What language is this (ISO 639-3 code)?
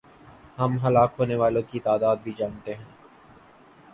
urd